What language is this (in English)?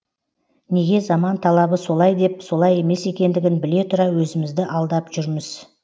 Kazakh